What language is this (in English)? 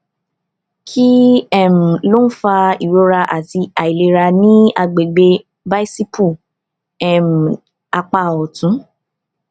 Yoruba